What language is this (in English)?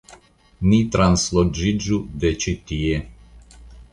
Esperanto